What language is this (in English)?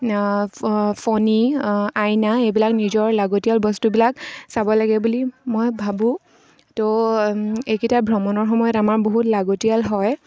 Assamese